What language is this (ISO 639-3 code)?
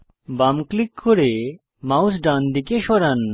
ben